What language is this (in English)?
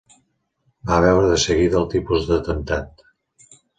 Catalan